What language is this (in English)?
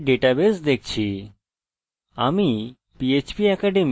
Bangla